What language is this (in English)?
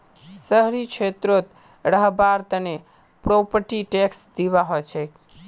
Magahi